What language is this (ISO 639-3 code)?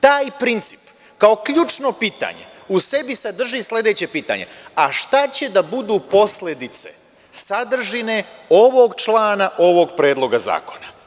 srp